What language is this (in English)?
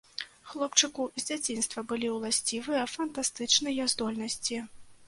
Belarusian